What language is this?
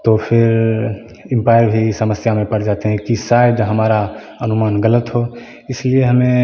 Hindi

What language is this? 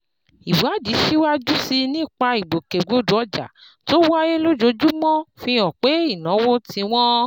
Yoruba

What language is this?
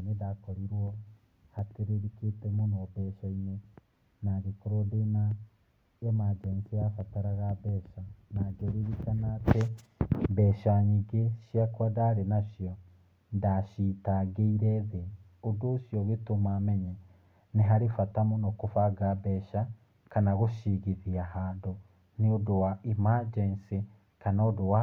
Kikuyu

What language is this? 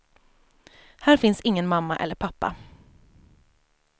Swedish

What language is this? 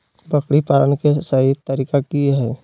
Magahi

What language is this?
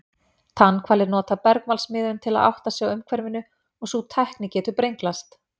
Icelandic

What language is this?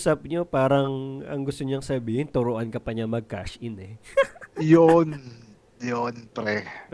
Filipino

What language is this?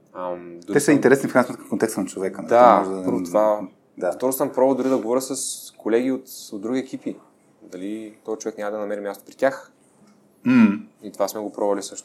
Bulgarian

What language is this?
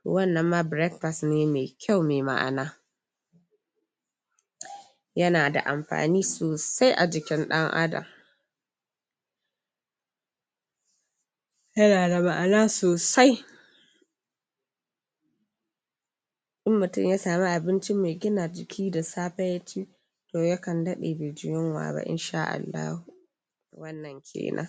Hausa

